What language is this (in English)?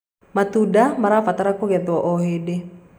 Kikuyu